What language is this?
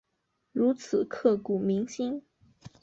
Chinese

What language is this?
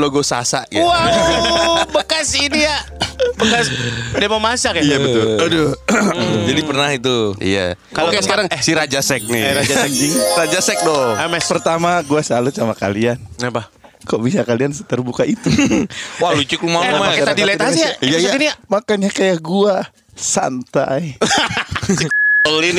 Indonesian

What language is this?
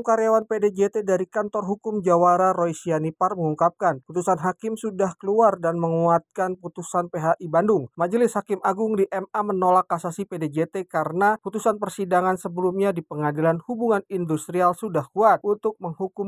Indonesian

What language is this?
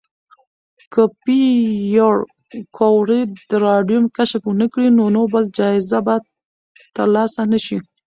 Pashto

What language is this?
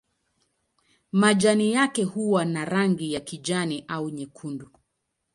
Swahili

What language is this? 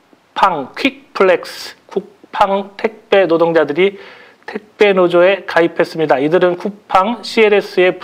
Korean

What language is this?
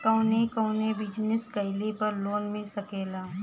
Bhojpuri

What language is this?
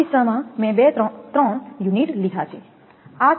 Gujarati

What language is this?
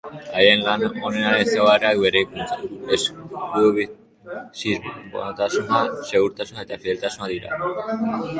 Basque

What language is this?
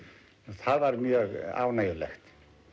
Icelandic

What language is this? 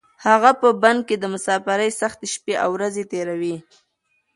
Pashto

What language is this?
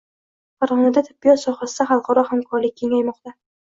Uzbek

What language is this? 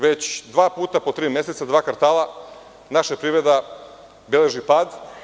Serbian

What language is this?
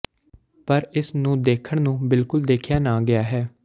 Punjabi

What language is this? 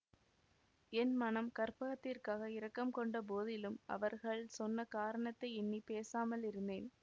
Tamil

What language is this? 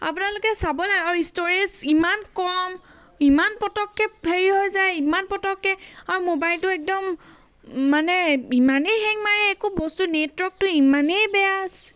Assamese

